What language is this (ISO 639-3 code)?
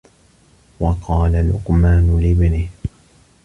ara